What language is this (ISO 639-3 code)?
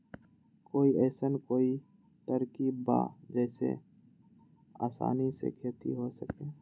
mag